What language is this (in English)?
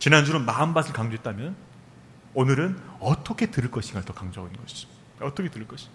Korean